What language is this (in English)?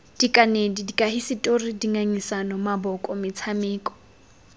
Tswana